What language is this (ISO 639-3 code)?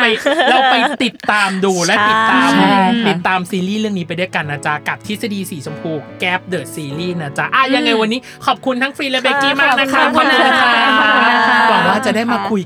tha